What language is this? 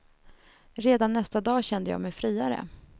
Swedish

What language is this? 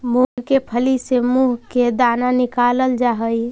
Magahi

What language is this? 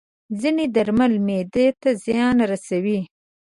Pashto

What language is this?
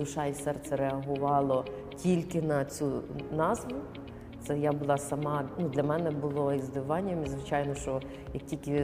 Ukrainian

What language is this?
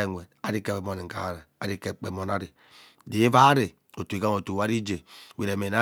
Ubaghara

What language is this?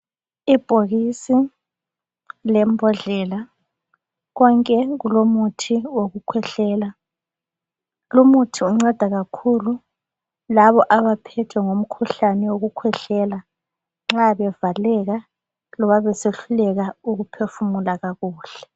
North Ndebele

